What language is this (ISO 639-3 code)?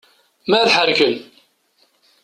kab